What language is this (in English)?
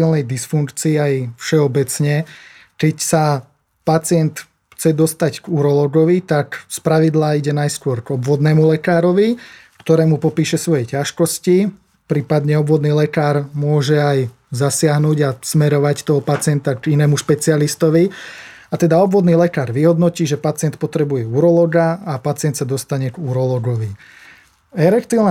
Slovak